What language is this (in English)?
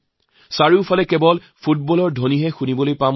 Assamese